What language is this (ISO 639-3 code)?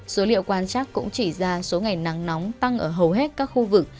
vie